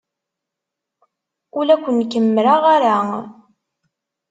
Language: Kabyle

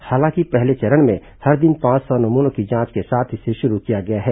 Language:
Hindi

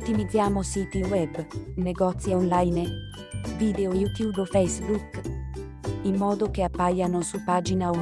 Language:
Italian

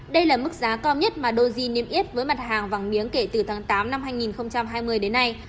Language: Vietnamese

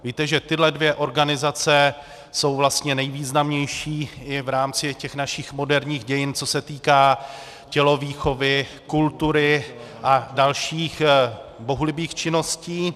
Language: Czech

